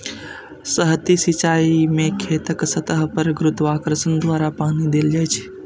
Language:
Maithili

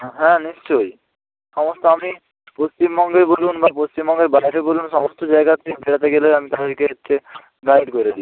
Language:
Bangla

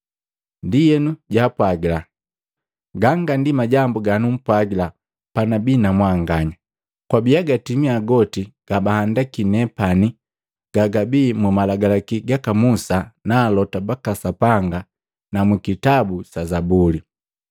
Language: Matengo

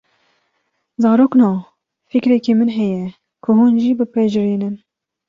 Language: Kurdish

